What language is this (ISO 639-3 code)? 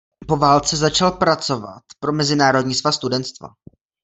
ces